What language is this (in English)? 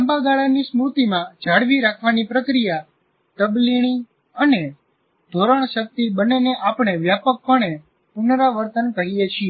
Gujarati